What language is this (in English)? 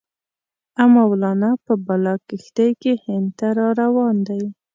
Pashto